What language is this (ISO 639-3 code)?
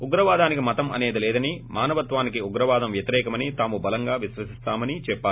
tel